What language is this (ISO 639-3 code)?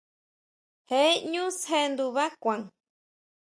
mau